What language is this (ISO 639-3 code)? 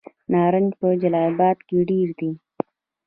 pus